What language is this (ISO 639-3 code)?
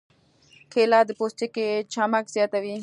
pus